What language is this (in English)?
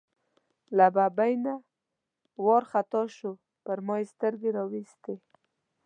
Pashto